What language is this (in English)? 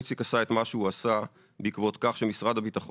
Hebrew